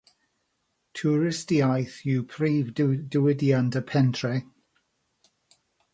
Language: Welsh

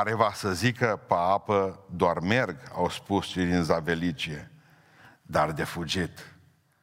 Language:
Romanian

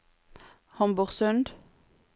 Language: Norwegian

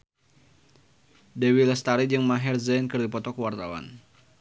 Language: Sundanese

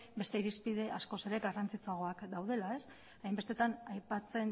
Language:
Basque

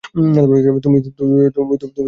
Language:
Bangla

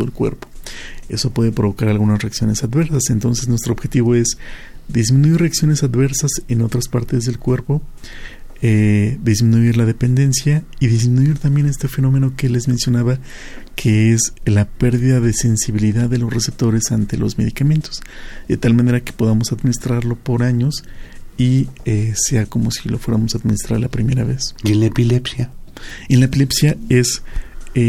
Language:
Spanish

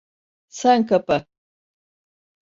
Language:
Turkish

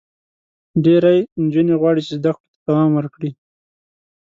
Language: Pashto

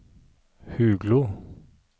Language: Norwegian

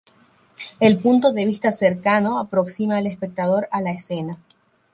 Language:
Spanish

